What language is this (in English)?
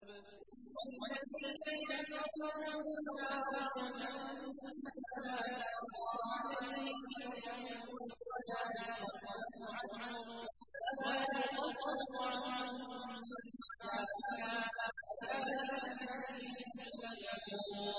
Arabic